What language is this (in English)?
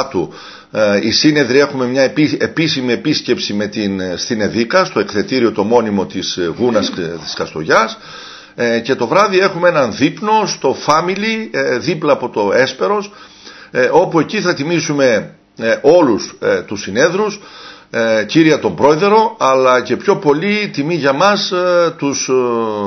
Greek